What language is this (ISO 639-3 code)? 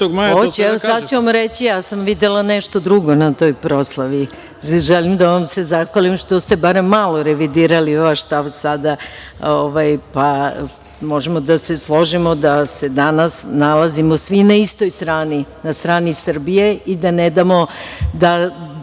srp